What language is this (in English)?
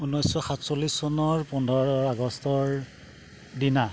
Assamese